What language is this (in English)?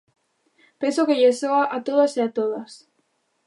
Galician